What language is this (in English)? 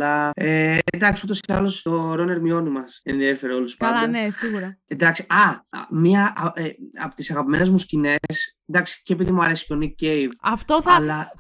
Greek